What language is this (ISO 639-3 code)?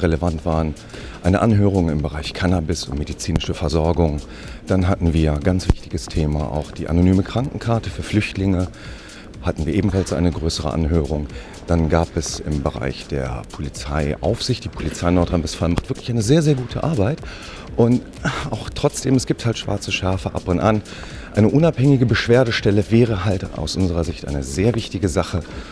deu